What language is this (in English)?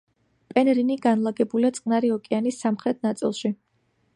Georgian